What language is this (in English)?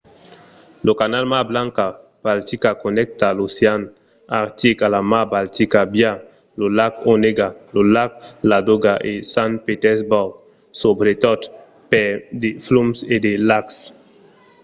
Occitan